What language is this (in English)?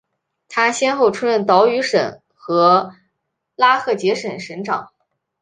Chinese